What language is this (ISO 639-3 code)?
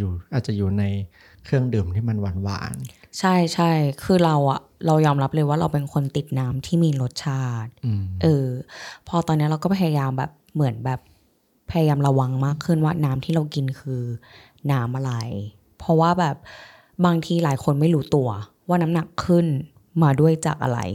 tha